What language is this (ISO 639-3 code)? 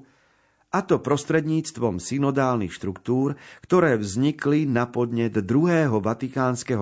slk